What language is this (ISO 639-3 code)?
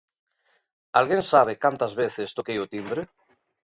glg